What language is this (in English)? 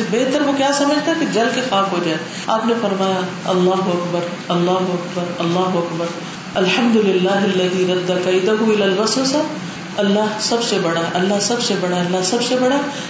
Urdu